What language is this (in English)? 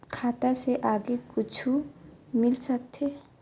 Chhattisgarhi